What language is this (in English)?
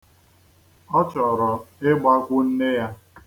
Igbo